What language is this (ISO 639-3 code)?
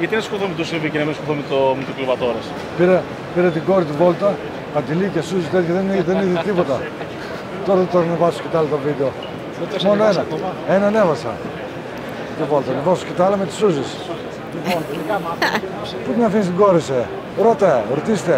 ell